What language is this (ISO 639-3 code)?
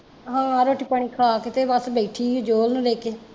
pan